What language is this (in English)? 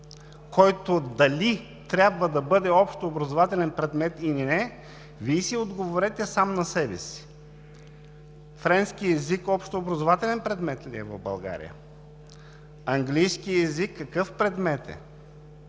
Bulgarian